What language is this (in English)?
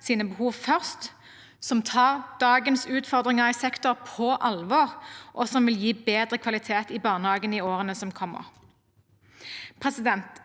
Norwegian